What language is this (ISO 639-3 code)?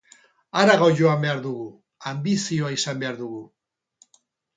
eus